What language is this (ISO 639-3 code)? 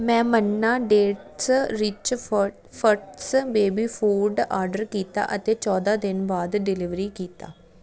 pan